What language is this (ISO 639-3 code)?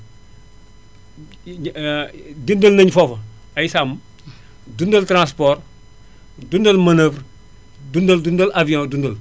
wol